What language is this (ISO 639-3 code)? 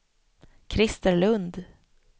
swe